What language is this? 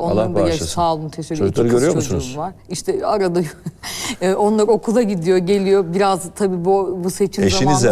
Turkish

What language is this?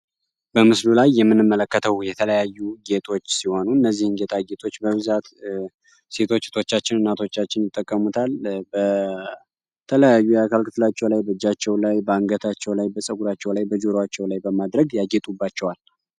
Amharic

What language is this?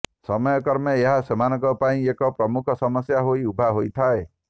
Odia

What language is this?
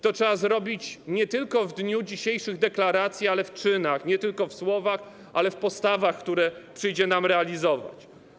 Polish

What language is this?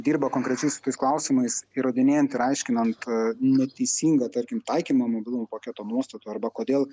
Lithuanian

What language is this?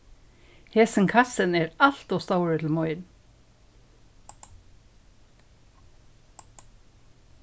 Faroese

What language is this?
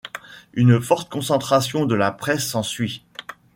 French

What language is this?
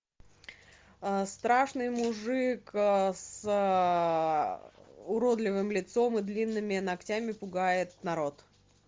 Russian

